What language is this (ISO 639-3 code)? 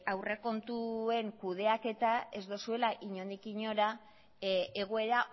eus